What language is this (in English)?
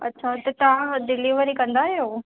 Sindhi